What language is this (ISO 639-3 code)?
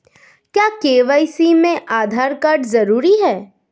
hin